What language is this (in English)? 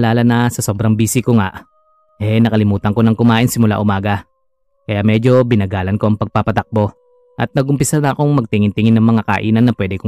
Filipino